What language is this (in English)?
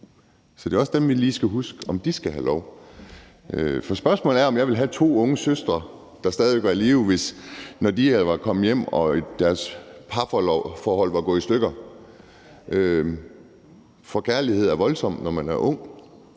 Danish